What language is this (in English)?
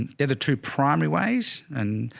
English